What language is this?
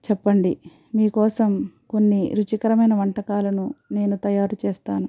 Telugu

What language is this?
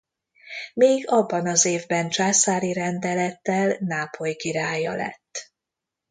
Hungarian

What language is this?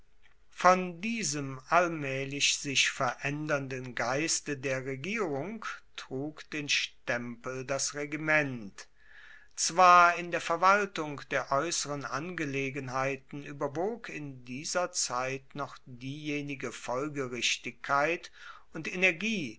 German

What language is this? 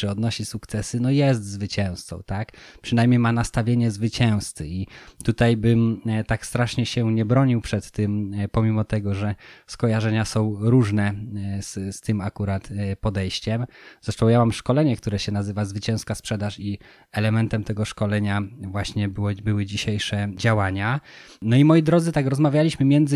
Polish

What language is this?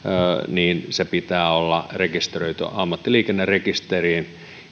Finnish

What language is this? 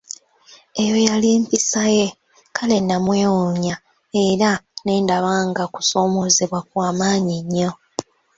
Ganda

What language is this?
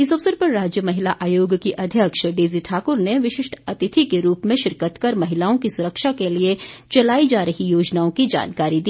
Hindi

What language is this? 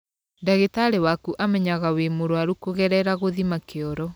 Kikuyu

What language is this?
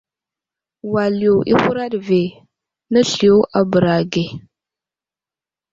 Wuzlam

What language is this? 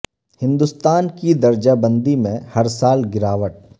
Urdu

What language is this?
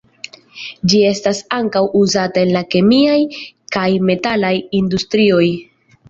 Esperanto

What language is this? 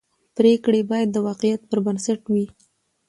Pashto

